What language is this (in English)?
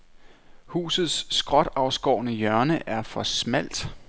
Danish